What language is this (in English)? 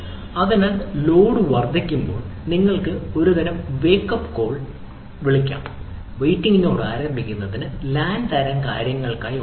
Malayalam